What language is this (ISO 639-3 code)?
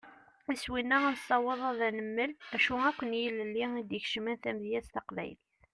kab